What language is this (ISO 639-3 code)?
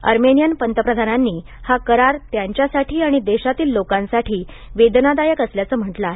mar